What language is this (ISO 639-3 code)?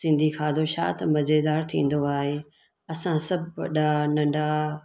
snd